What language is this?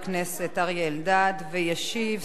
Hebrew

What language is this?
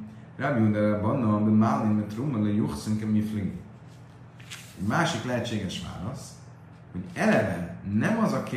Hungarian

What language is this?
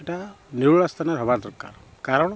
Odia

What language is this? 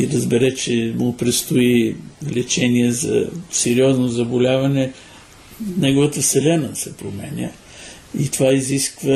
Bulgarian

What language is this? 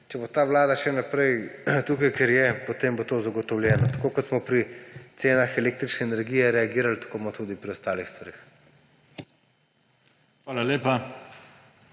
Slovenian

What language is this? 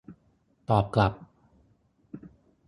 Thai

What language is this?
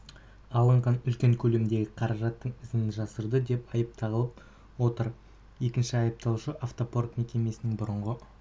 Kazakh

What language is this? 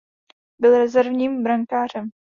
Czech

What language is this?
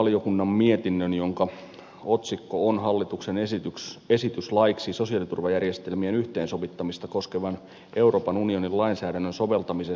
Finnish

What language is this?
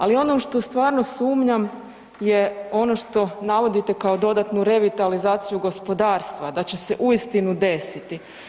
Croatian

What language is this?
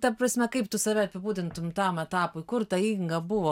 Lithuanian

